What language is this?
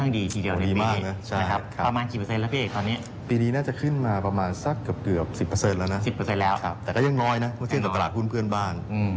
Thai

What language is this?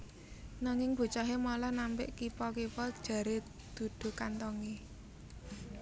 Javanese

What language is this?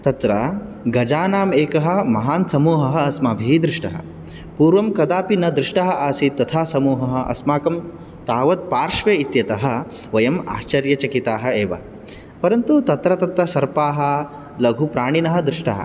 Sanskrit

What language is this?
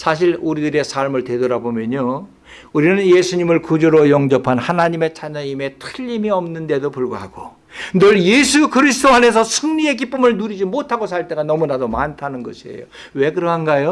Korean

